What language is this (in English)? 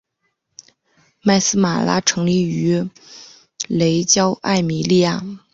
Chinese